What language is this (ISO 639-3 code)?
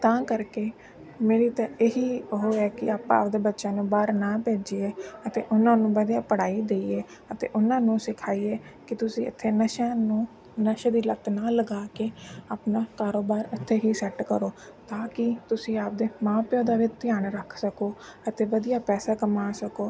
pan